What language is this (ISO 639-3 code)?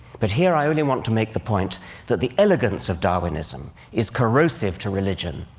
eng